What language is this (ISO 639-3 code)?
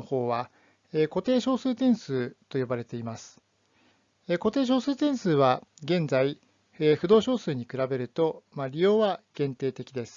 jpn